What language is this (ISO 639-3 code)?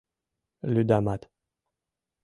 chm